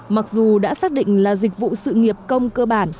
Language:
Vietnamese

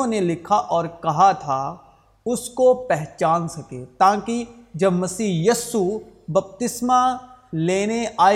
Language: Urdu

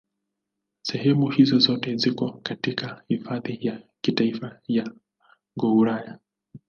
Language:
Swahili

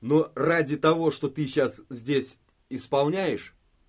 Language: Russian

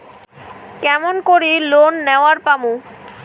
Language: Bangla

